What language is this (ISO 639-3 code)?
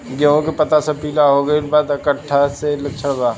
bho